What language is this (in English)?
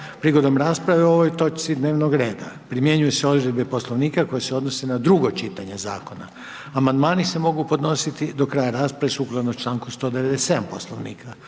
Croatian